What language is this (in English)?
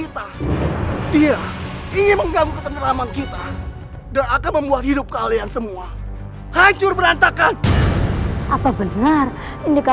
Indonesian